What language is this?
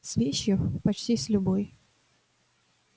Russian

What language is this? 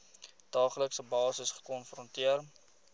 Afrikaans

